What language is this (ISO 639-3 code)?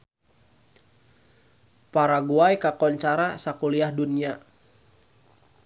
sun